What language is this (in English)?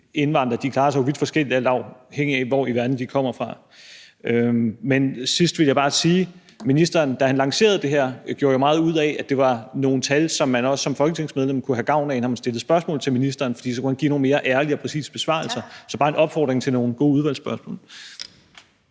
Danish